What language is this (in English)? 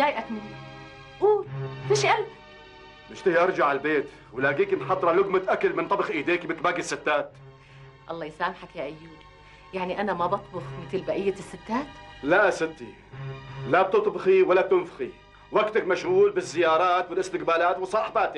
Arabic